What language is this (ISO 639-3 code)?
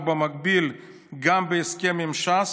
heb